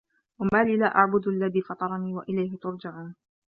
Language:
Arabic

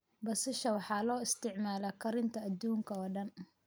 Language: Somali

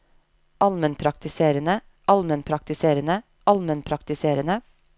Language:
Norwegian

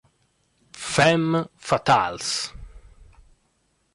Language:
Italian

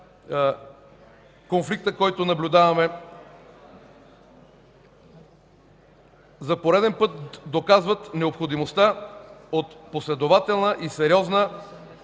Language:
Bulgarian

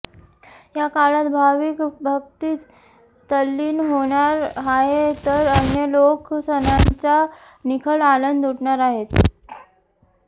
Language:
Marathi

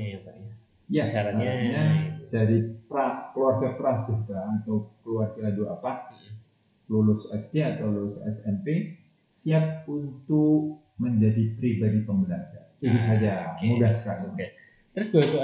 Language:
Indonesian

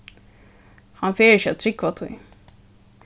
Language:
Faroese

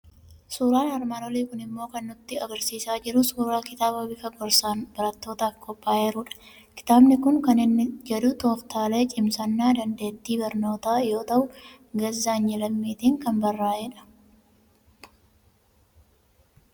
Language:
Oromo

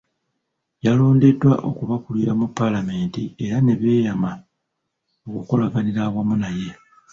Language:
Ganda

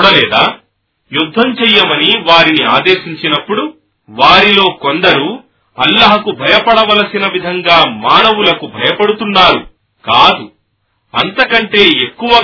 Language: Telugu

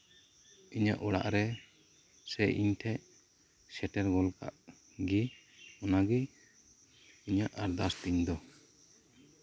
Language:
Santali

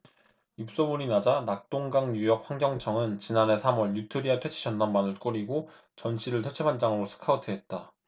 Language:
Korean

